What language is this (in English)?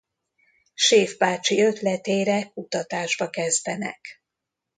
Hungarian